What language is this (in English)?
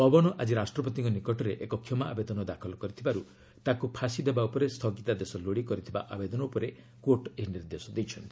Odia